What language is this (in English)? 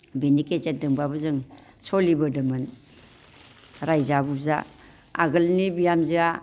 Bodo